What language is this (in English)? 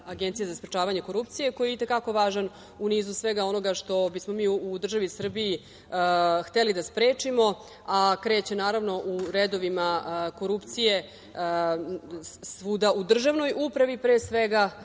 Serbian